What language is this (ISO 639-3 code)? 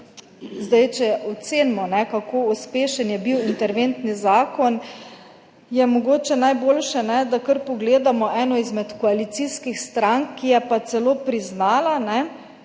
slv